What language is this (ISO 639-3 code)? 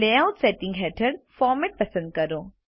guj